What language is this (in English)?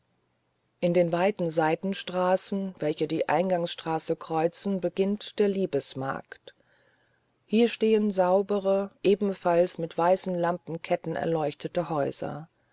German